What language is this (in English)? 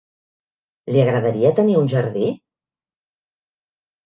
Catalan